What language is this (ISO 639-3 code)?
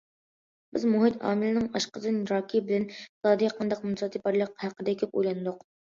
uig